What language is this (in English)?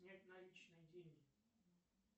Russian